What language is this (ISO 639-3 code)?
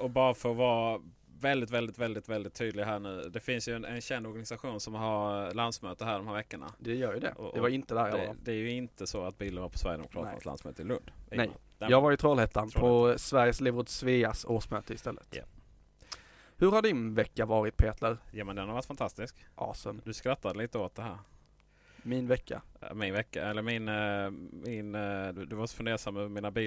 swe